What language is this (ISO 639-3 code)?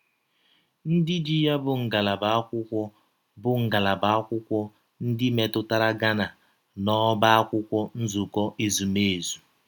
ibo